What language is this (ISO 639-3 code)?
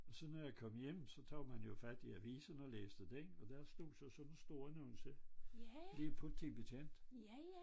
dan